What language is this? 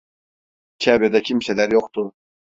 Turkish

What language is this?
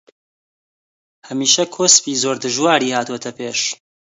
Central Kurdish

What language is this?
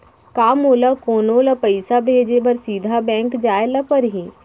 Chhattisgarhi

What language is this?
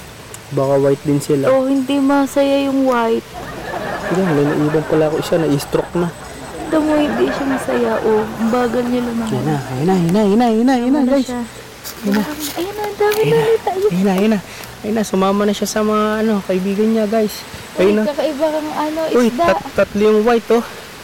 Filipino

